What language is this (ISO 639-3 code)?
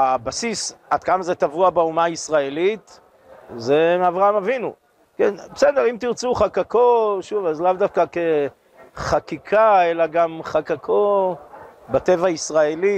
heb